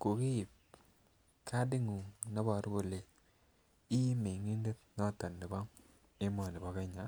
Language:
Kalenjin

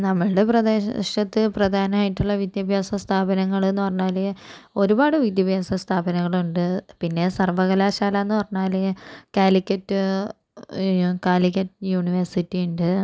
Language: Malayalam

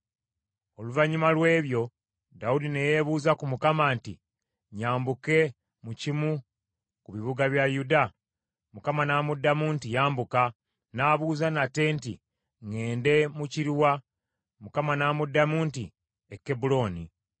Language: Ganda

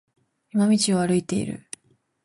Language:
Japanese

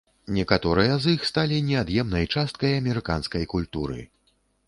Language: Belarusian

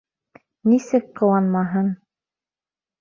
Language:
Bashkir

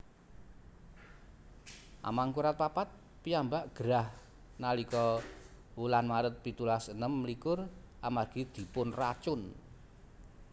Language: Javanese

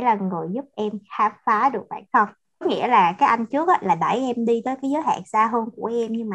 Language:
Vietnamese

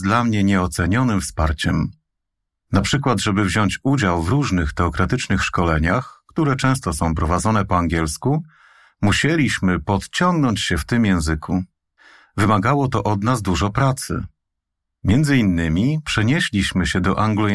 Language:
Polish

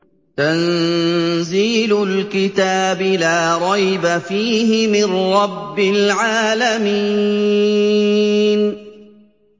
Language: Arabic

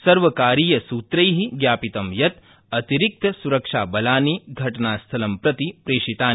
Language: Sanskrit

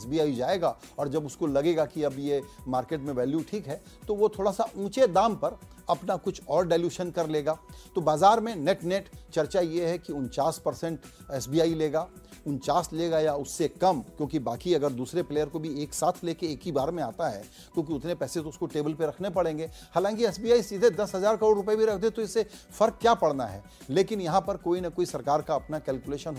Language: Hindi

